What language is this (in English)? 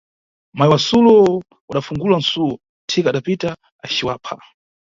Nyungwe